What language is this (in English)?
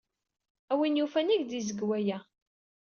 Kabyle